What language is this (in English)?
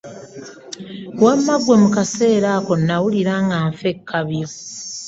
Ganda